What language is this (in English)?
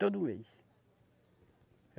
Portuguese